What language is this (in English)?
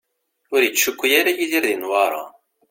Kabyle